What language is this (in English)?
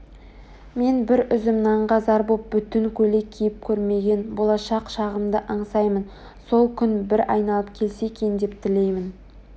Kazakh